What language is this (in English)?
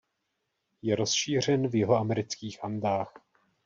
Czech